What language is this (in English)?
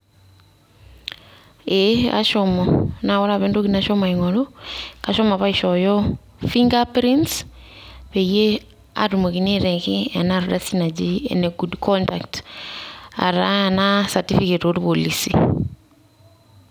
Masai